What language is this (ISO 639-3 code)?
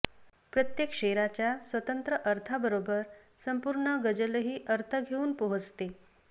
mar